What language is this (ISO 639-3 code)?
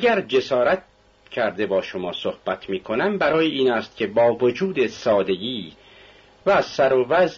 fas